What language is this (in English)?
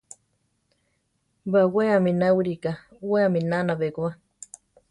Central Tarahumara